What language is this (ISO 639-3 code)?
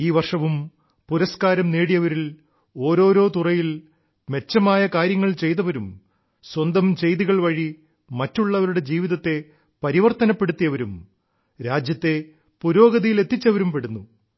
mal